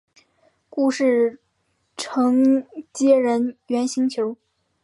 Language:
Chinese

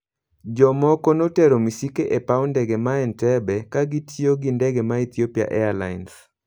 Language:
Luo (Kenya and Tanzania)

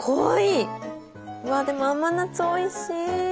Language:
Japanese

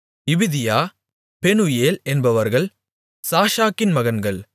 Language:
Tamil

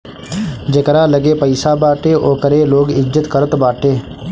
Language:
Bhojpuri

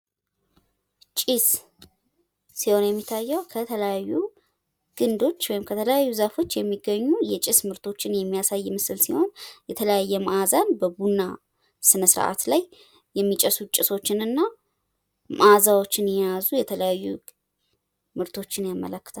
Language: Amharic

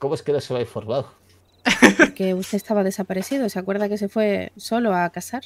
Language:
Spanish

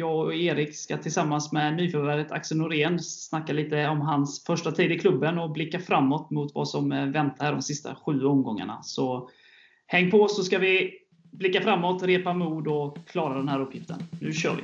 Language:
Swedish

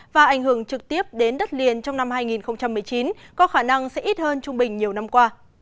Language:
Vietnamese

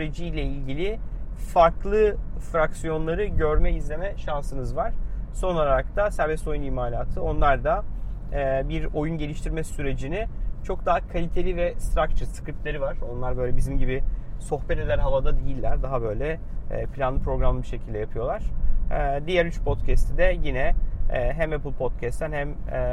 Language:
Turkish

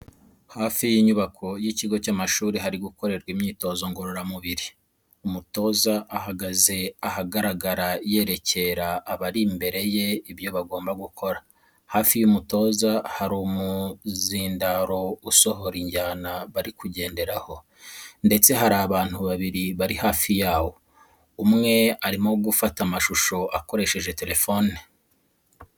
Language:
Kinyarwanda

